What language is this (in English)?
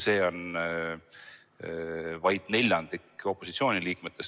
Estonian